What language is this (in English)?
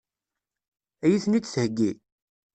Kabyle